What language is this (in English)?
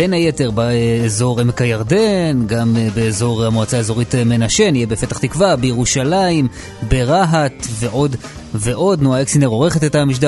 Hebrew